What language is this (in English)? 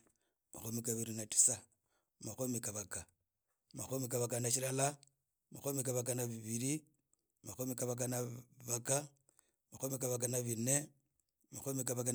Idakho-Isukha-Tiriki